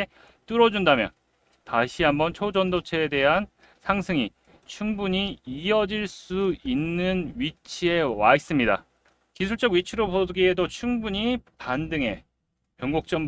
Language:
Korean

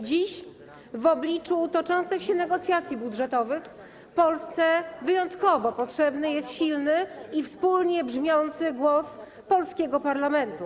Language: Polish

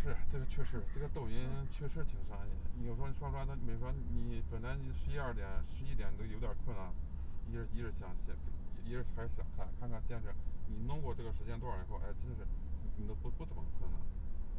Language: Chinese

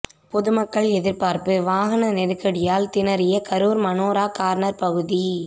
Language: Tamil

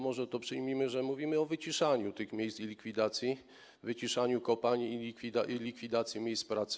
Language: Polish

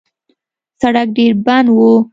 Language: Pashto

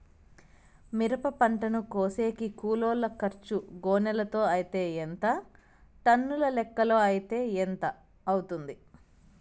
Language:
Telugu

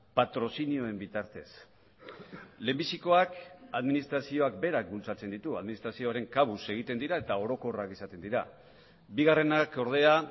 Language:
Basque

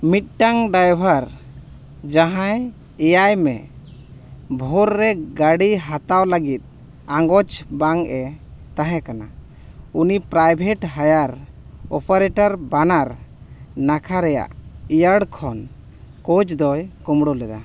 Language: Santali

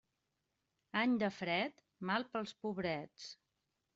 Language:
Catalan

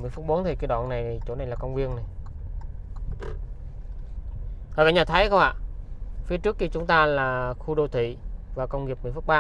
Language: Vietnamese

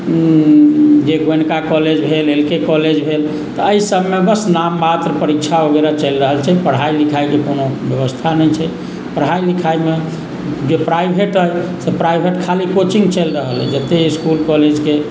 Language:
Maithili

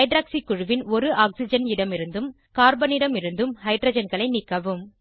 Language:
Tamil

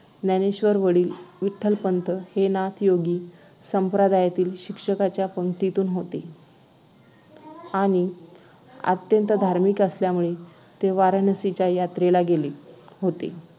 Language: Marathi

